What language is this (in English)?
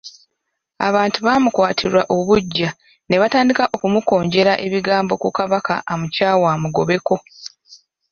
Ganda